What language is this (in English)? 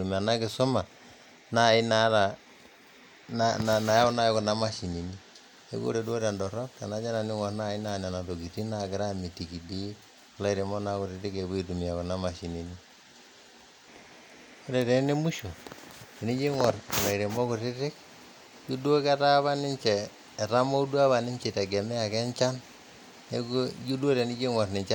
Masai